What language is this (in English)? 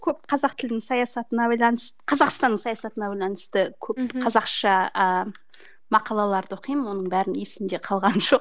Kazakh